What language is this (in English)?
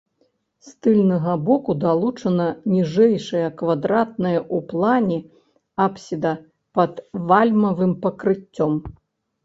Belarusian